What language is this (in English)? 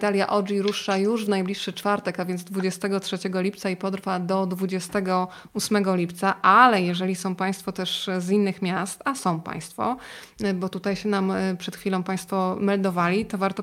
Polish